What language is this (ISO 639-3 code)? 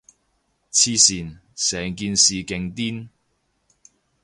yue